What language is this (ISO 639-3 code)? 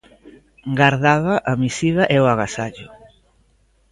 glg